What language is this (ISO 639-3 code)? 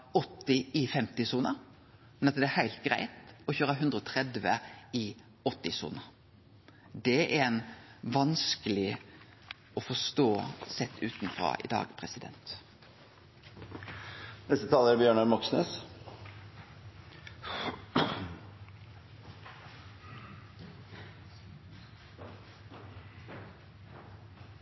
nor